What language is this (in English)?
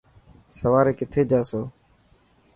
Dhatki